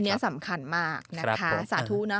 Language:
Thai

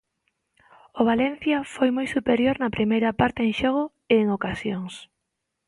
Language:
Galician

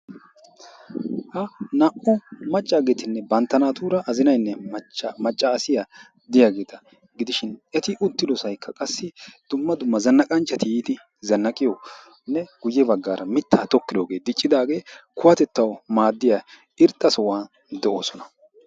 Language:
Wolaytta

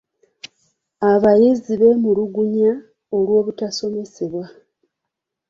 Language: Ganda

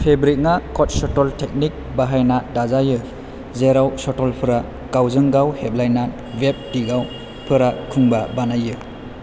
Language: Bodo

